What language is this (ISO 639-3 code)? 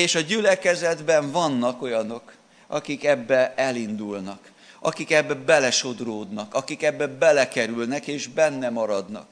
hun